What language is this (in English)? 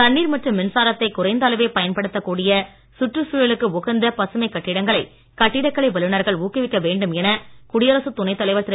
Tamil